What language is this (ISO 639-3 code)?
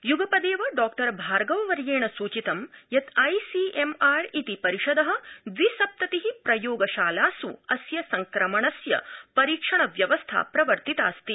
san